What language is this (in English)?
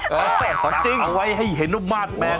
Thai